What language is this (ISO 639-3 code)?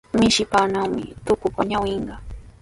qws